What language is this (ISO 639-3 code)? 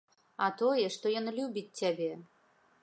bel